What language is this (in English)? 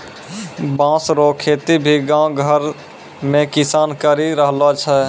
Maithili